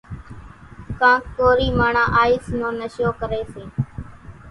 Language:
Kachi Koli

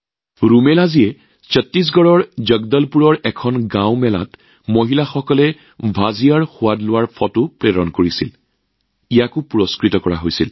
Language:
Assamese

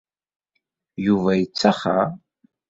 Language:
Kabyle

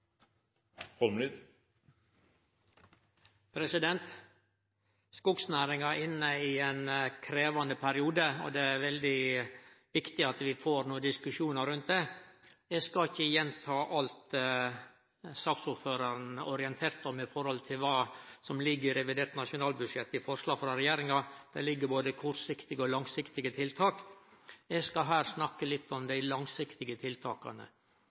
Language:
Norwegian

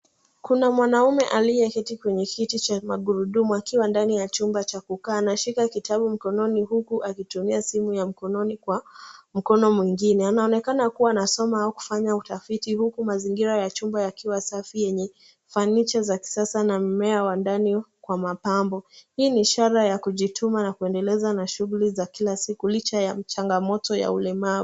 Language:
Swahili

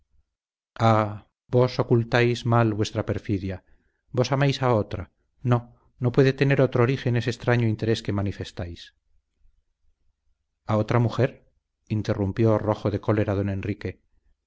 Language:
Spanish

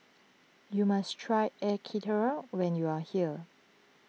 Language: English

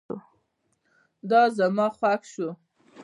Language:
Pashto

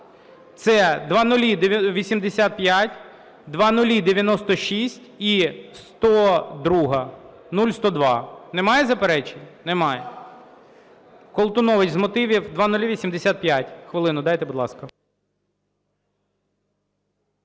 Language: Ukrainian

